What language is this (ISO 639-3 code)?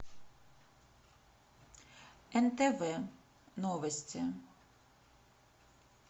rus